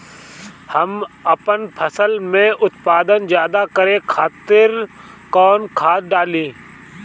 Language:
Bhojpuri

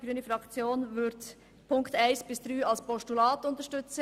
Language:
Swiss German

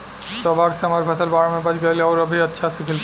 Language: Bhojpuri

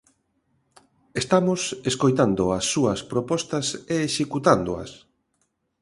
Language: Galician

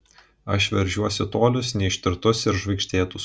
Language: Lithuanian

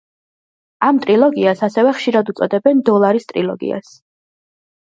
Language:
Georgian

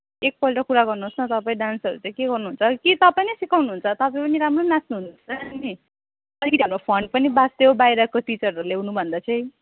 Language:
Nepali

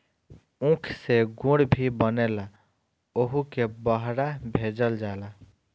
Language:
Bhojpuri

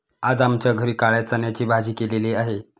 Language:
Marathi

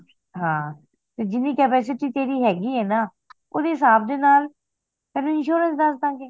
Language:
Punjabi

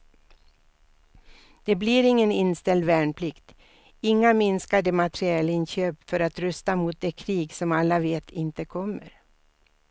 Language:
Swedish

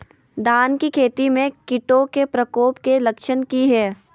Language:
Magahi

